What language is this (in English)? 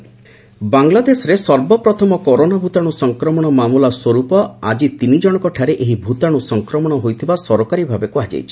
Odia